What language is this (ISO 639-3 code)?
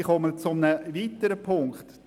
gsw